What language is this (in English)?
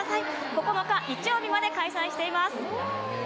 Japanese